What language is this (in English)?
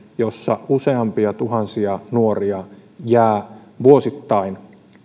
Finnish